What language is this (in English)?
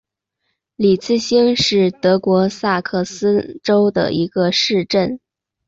Chinese